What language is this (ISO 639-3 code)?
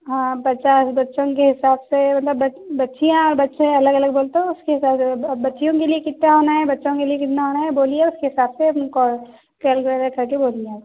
urd